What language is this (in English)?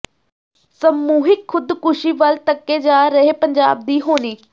Punjabi